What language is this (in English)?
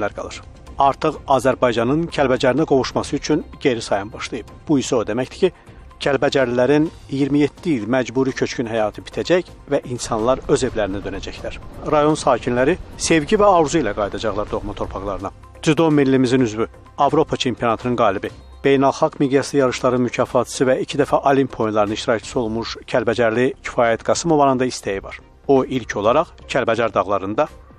Turkish